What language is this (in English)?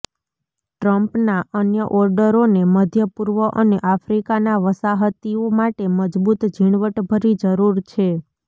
Gujarati